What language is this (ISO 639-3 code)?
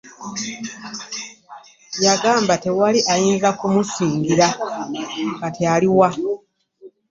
lug